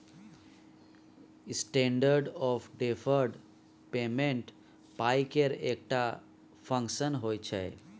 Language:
Maithili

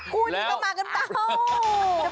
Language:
Thai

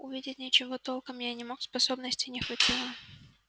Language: Russian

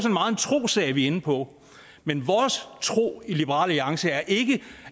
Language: Danish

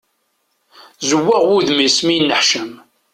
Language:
Kabyle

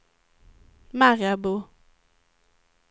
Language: Swedish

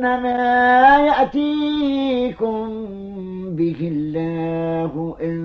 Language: Arabic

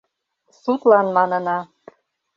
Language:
Mari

